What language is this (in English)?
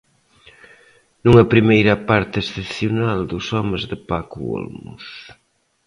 Galician